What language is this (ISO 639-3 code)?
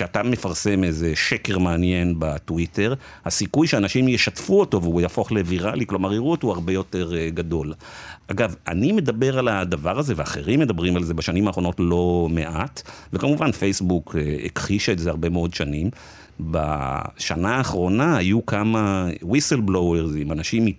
heb